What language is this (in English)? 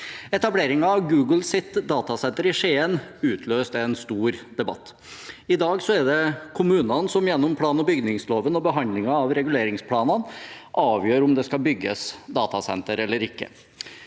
Norwegian